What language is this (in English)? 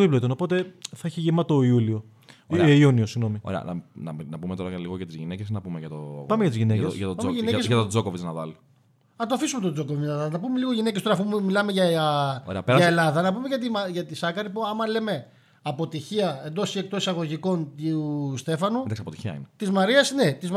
Greek